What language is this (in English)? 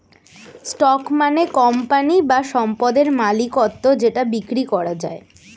Bangla